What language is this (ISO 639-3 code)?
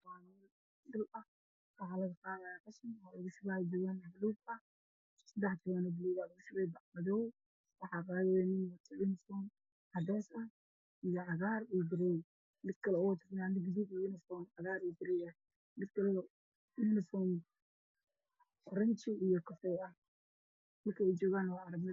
som